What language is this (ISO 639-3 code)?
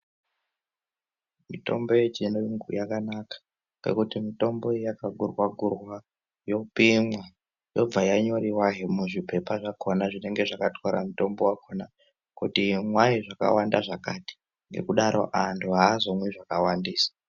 ndc